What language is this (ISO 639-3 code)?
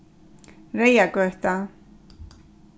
fao